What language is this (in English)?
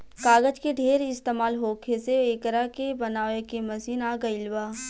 Bhojpuri